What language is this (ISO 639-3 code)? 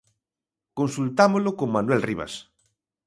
glg